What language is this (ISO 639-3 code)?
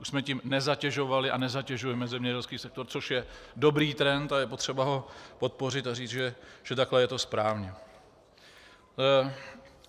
ces